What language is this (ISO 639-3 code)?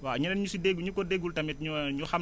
wol